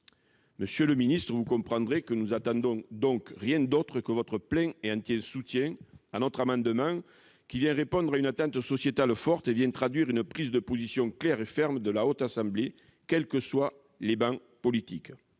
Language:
French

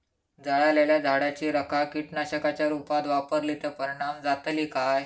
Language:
Marathi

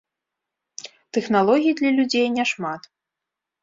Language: Belarusian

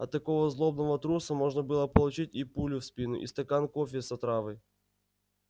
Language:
Russian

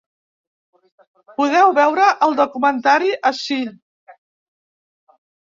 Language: Catalan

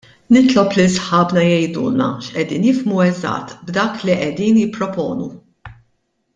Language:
Maltese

